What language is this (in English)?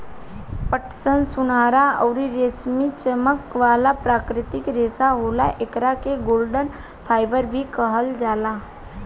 Bhojpuri